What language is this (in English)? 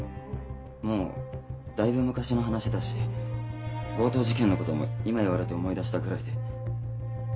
Japanese